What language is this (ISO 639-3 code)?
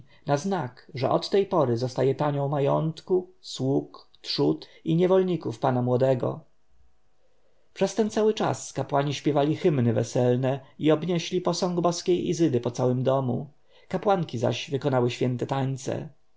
pol